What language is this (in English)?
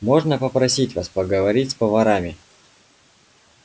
Russian